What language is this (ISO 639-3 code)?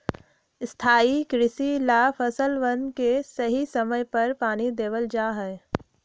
mag